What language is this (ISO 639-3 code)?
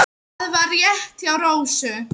isl